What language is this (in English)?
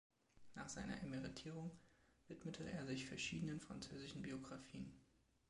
German